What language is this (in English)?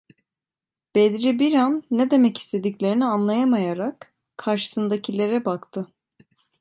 Turkish